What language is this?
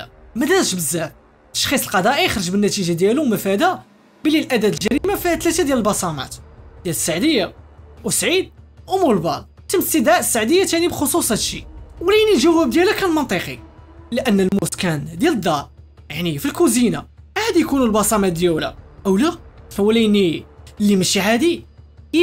Arabic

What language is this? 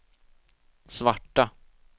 Swedish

